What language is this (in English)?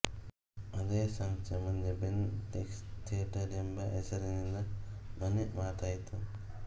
Kannada